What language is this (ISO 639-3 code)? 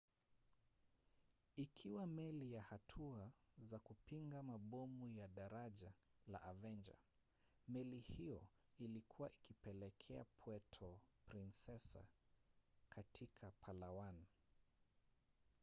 swa